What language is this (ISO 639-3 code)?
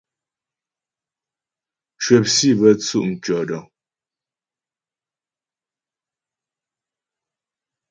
bbj